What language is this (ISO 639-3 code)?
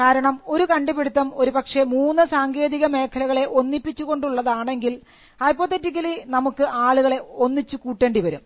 mal